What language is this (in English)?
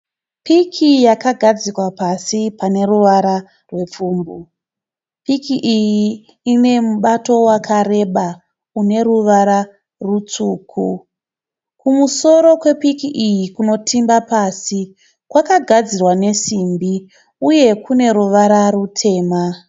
Shona